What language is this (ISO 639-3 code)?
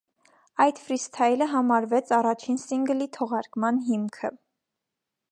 hye